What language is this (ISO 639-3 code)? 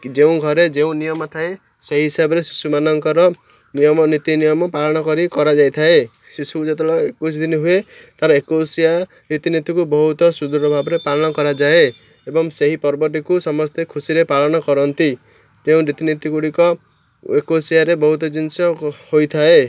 ori